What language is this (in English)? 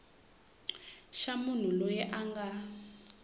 Tsonga